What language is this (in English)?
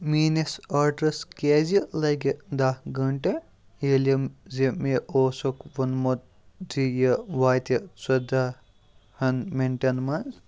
Kashmiri